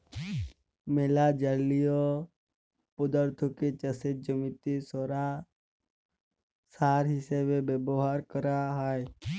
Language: Bangla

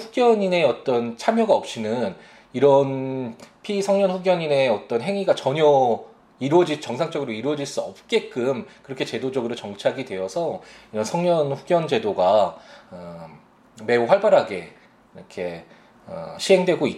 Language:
Korean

